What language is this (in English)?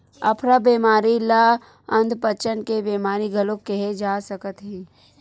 Chhattisgarhi